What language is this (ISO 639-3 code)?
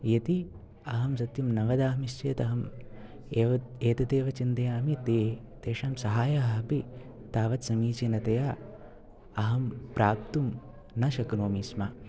san